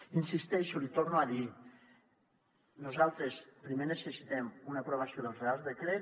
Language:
Catalan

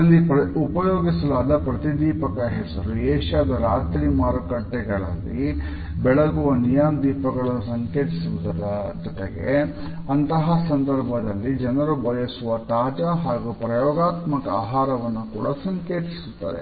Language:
Kannada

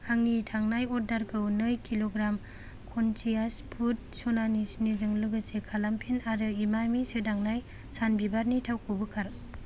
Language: Bodo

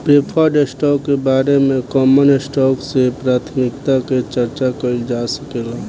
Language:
Bhojpuri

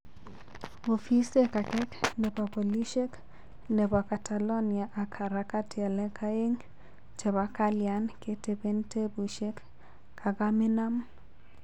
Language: Kalenjin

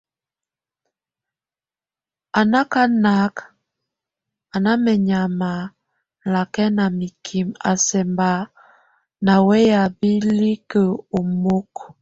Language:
Tunen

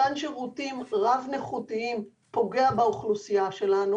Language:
Hebrew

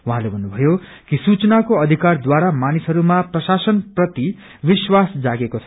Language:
Nepali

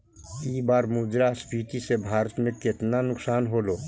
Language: Magahi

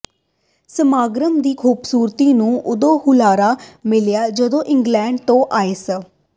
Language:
Punjabi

